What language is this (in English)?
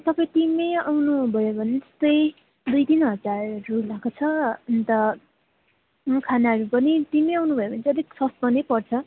Nepali